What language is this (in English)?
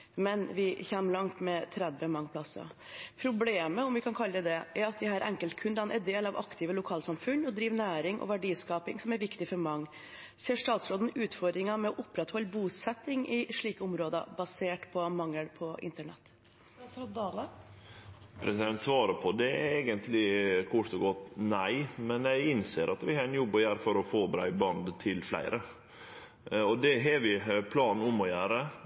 Norwegian